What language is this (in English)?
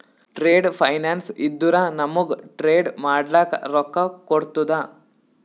Kannada